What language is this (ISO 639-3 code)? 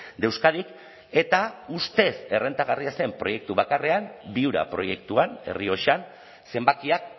eus